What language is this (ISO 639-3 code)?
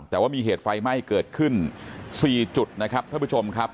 tha